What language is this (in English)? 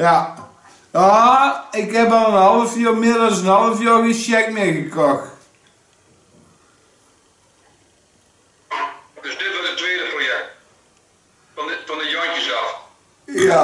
Dutch